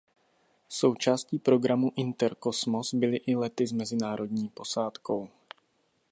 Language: Czech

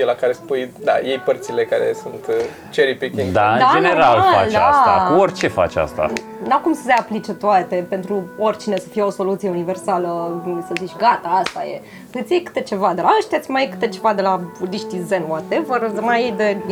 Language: Romanian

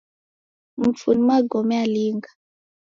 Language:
Taita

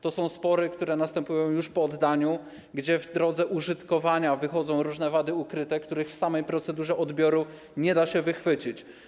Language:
Polish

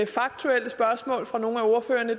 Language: Danish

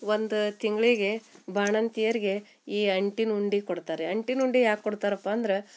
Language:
Kannada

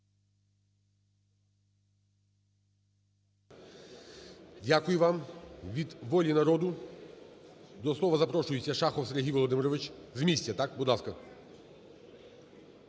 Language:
Ukrainian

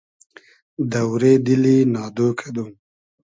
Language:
Hazaragi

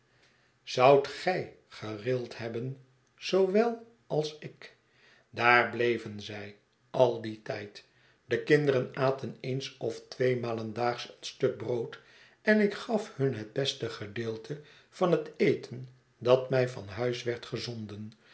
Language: Dutch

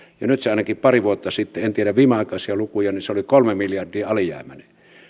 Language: Finnish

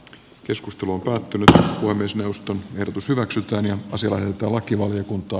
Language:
Finnish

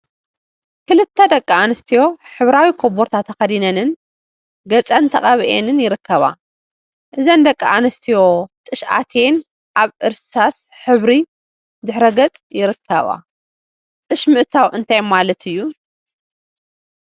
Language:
Tigrinya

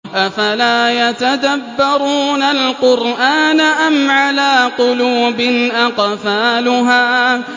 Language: Arabic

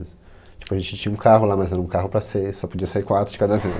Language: Portuguese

